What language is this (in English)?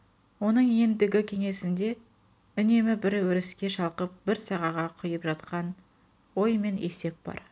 Kazakh